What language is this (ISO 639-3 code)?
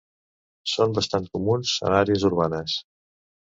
cat